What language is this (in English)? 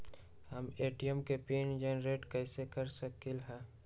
Magahi